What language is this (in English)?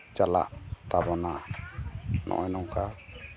Santali